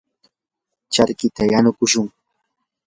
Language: Yanahuanca Pasco Quechua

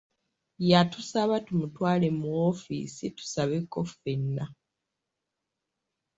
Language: Ganda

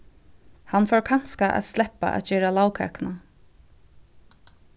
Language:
Faroese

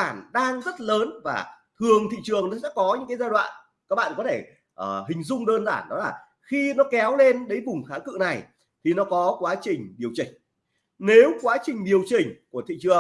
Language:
Vietnamese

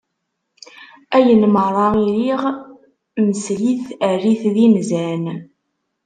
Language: Kabyle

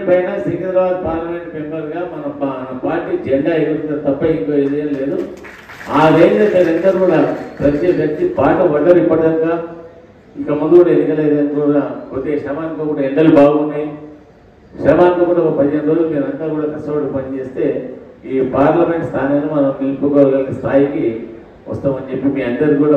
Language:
Telugu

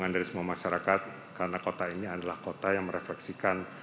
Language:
Indonesian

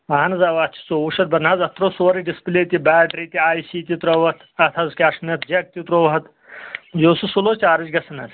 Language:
Kashmiri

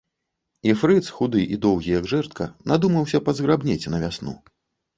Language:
Belarusian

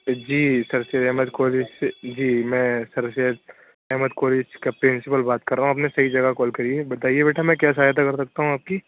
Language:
Urdu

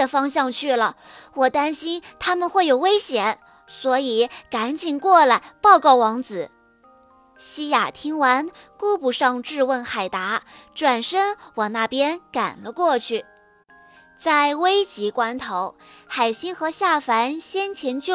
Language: Chinese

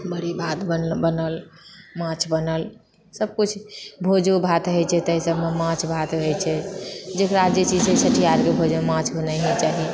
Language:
Maithili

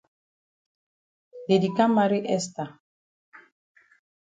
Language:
Cameroon Pidgin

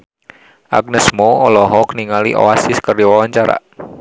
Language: Sundanese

